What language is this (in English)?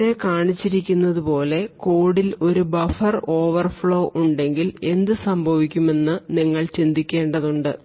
Malayalam